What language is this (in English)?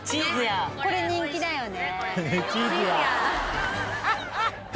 Japanese